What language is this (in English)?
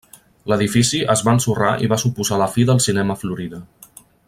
Catalan